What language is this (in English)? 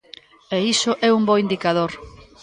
Galician